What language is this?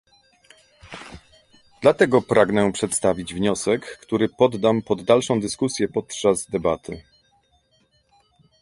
Polish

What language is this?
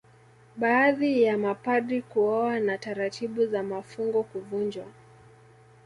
Swahili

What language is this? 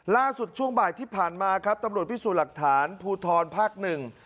Thai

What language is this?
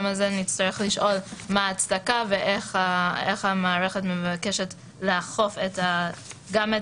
Hebrew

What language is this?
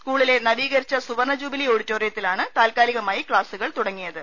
Malayalam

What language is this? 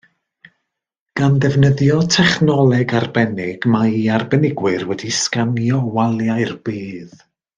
Welsh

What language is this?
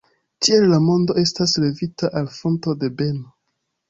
Esperanto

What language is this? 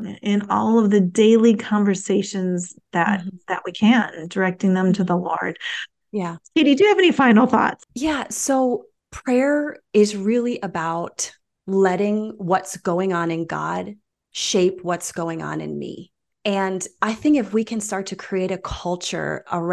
English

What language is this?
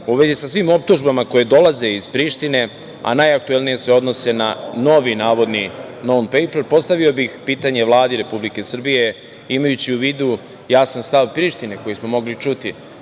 Serbian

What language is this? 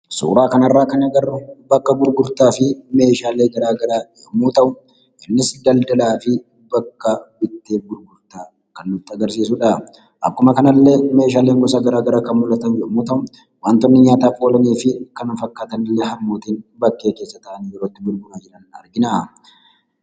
Oromo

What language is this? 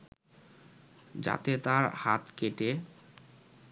Bangla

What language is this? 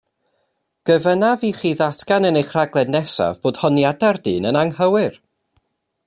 Welsh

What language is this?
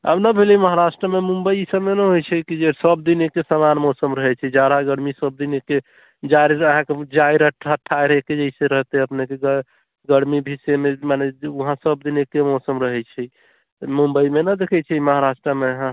Maithili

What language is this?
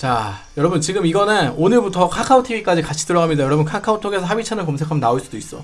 Korean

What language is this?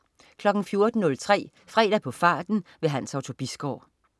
Danish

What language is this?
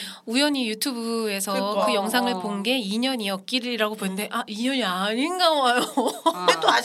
Korean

